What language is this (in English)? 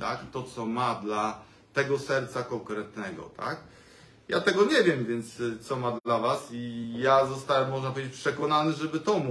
Polish